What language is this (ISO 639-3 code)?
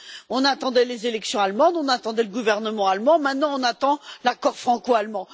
fra